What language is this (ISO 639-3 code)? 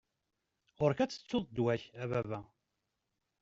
kab